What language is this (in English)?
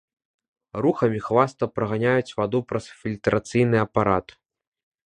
Belarusian